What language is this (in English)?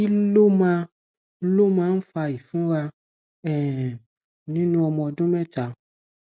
Yoruba